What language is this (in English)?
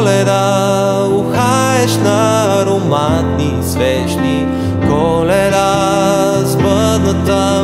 Romanian